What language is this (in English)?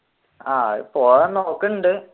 Malayalam